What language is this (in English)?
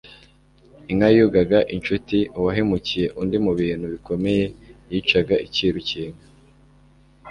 Kinyarwanda